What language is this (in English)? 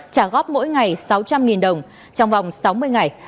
Vietnamese